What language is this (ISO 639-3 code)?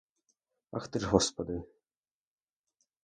ukr